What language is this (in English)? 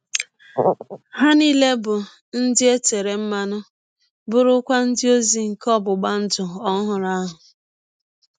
Igbo